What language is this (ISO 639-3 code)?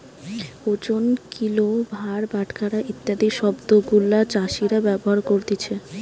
ben